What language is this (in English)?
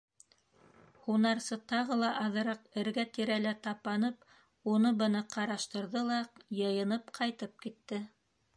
Bashkir